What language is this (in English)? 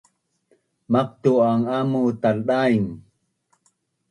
Bunun